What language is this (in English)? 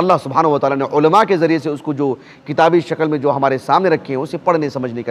Arabic